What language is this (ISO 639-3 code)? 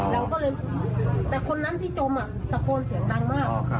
tha